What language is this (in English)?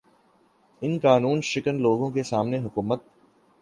Urdu